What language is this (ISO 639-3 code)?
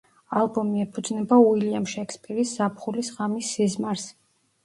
kat